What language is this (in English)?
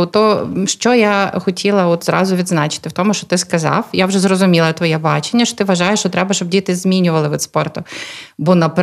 Ukrainian